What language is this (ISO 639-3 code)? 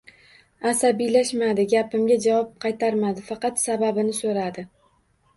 uzb